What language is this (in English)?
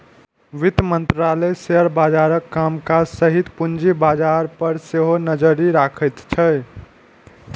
Maithili